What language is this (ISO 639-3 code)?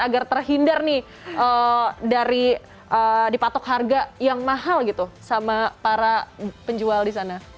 ind